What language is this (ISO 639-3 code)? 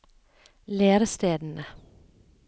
nor